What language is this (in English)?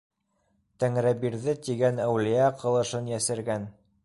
Bashkir